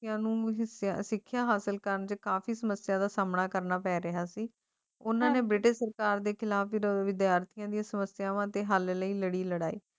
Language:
Punjabi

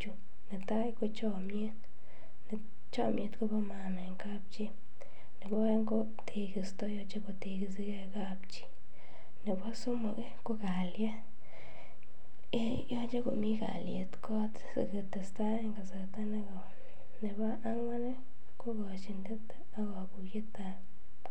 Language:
Kalenjin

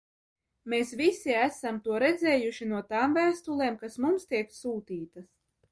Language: Latvian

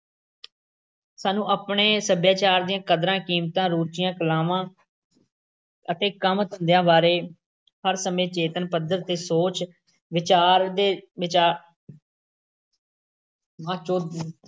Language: Punjabi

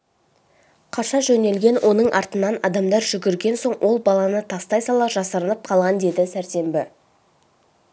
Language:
Kazakh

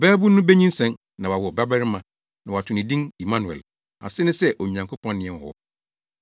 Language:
Akan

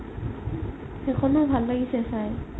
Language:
Assamese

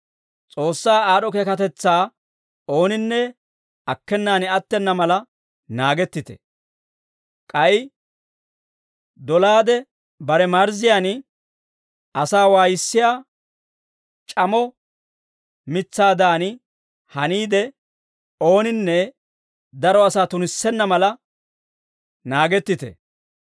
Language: Dawro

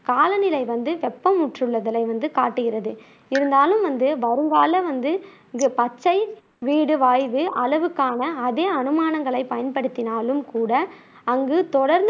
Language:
Tamil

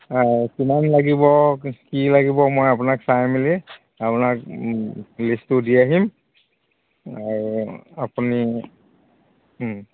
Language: Assamese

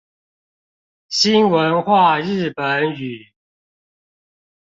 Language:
Chinese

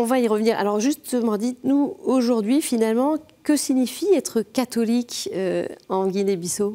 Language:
French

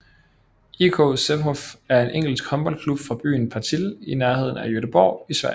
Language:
Danish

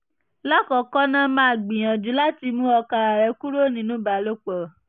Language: Yoruba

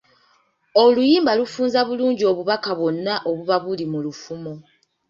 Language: Ganda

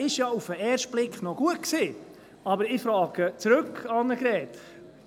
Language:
Swiss German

